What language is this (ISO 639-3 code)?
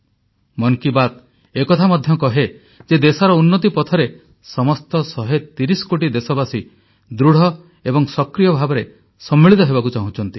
ori